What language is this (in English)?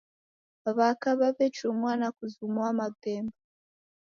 Taita